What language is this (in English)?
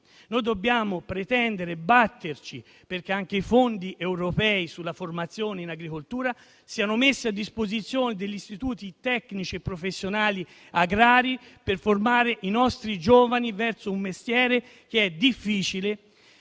Italian